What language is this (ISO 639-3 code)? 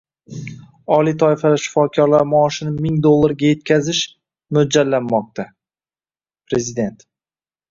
uzb